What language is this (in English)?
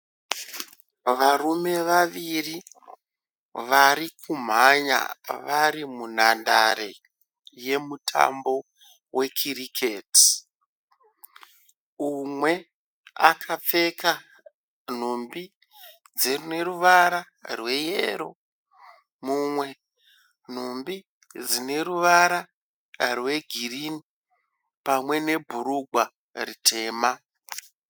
Shona